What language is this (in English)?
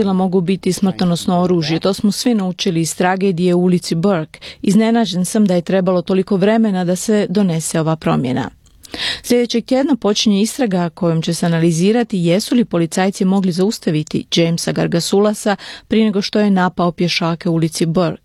Croatian